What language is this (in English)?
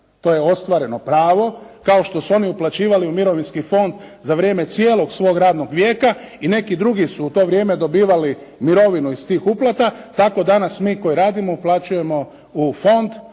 Croatian